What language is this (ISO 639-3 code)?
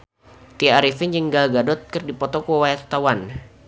sun